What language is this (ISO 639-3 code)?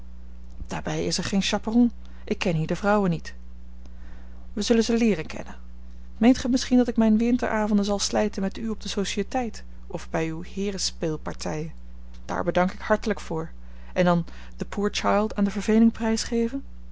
nld